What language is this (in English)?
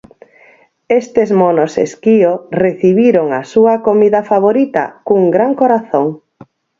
Galician